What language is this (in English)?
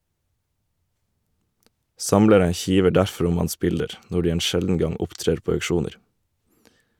Norwegian